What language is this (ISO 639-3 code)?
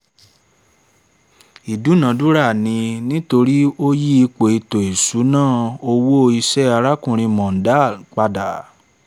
yor